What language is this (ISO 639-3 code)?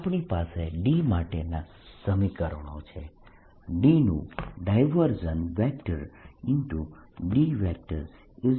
guj